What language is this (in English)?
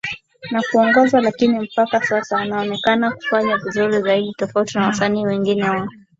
Swahili